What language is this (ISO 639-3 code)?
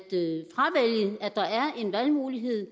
dan